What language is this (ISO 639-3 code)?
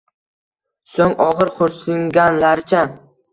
uzb